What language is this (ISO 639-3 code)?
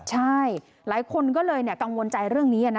tha